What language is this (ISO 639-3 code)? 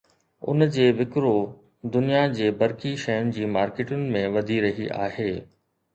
snd